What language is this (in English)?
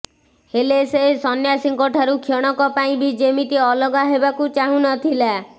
Odia